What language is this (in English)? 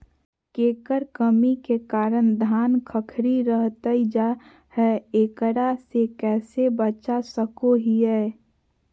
Magahi